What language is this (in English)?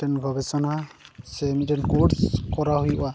Santali